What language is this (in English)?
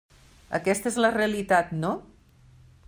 Catalan